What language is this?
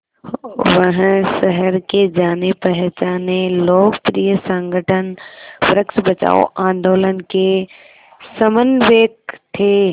Hindi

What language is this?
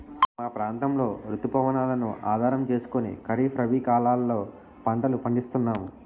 Telugu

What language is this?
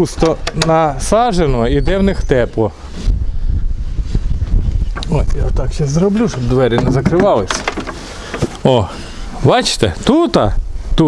Russian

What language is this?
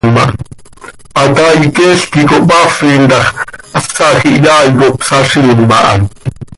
Seri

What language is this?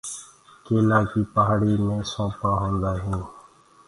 Gurgula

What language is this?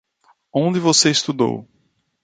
Portuguese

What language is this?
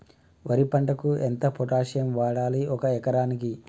Telugu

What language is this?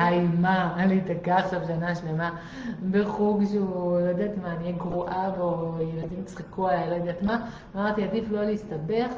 Hebrew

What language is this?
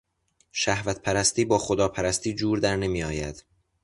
Persian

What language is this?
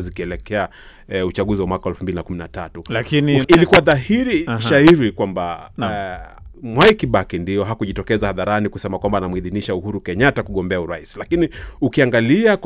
Swahili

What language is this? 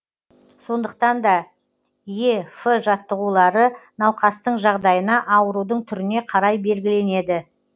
Kazakh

